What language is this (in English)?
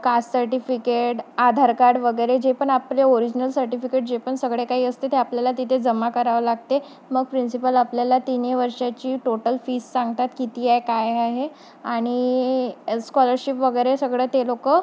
Marathi